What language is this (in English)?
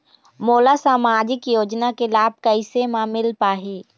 Chhattisgarhi